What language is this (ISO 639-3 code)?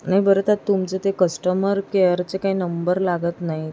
mar